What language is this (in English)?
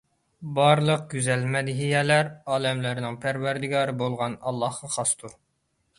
Uyghur